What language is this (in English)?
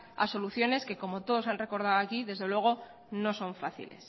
Spanish